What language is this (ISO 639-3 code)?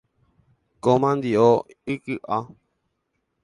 grn